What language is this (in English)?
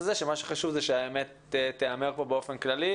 Hebrew